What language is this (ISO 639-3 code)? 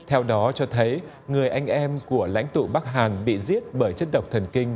vie